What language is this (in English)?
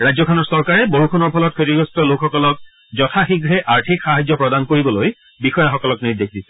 Assamese